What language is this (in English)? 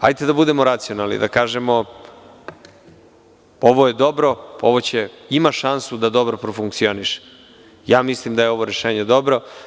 Serbian